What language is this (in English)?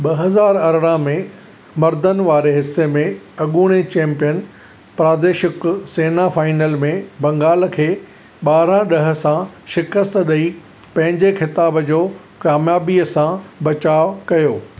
Sindhi